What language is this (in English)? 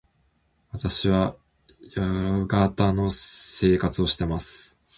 Japanese